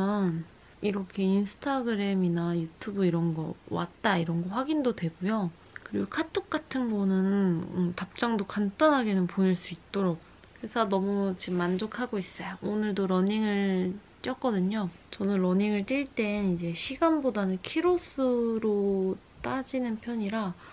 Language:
Korean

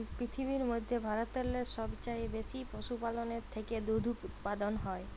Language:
Bangla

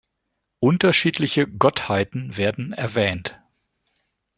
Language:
German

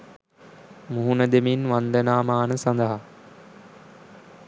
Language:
Sinhala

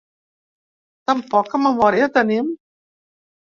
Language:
Catalan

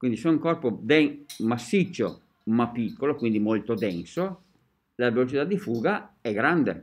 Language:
Italian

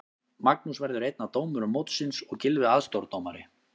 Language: Icelandic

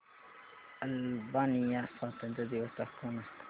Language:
Marathi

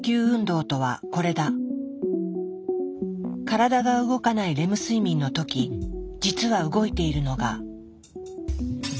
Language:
Japanese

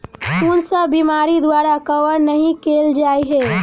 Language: Maithili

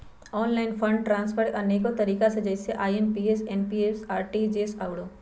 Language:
Magahi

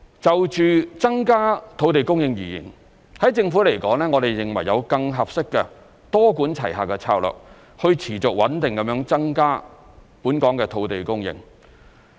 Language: Cantonese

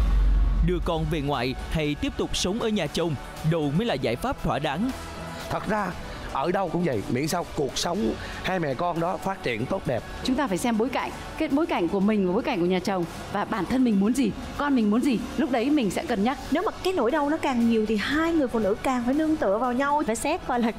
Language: Vietnamese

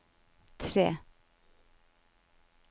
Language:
Norwegian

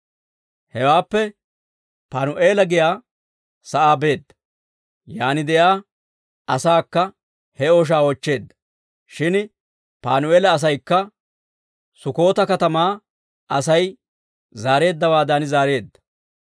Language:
Dawro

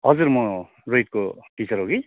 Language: Nepali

